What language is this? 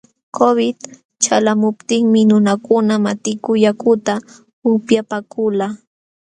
Jauja Wanca Quechua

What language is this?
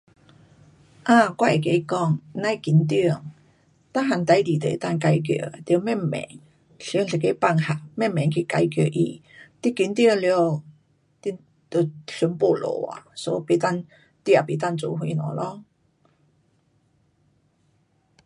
Pu-Xian Chinese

